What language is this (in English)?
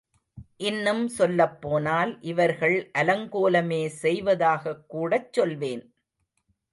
Tamil